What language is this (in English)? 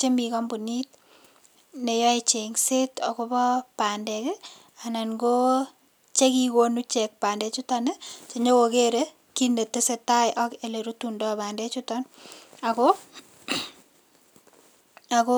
Kalenjin